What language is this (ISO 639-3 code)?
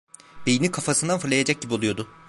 tur